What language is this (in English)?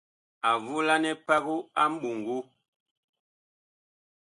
Bakoko